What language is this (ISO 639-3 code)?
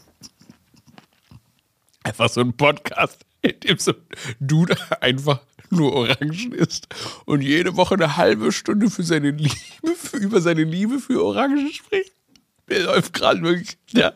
deu